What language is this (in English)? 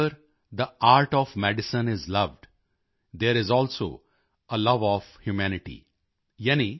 Punjabi